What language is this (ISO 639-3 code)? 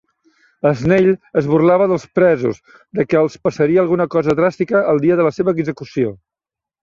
cat